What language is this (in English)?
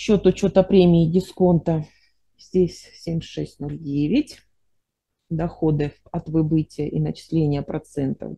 Russian